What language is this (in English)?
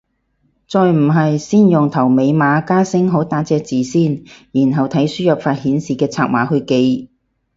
Cantonese